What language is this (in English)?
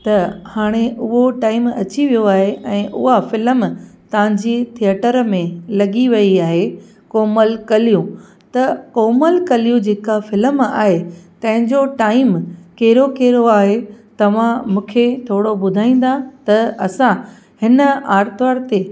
Sindhi